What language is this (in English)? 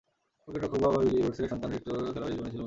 Bangla